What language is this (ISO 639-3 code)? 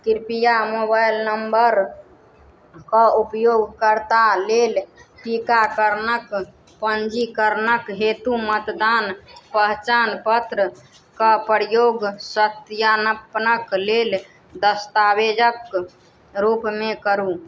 mai